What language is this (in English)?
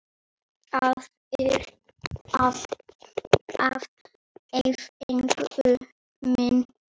Icelandic